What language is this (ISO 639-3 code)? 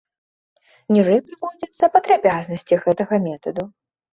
bel